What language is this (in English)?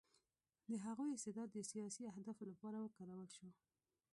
Pashto